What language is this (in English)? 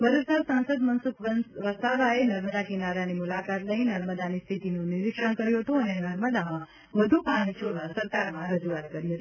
Gujarati